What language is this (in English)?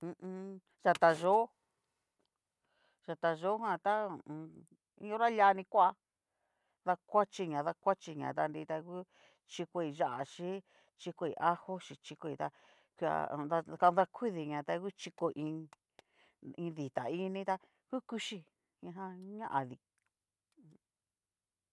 Cacaloxtepec Mixtec